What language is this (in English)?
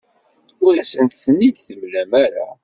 Kabyle